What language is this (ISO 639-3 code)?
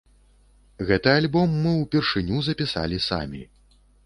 bel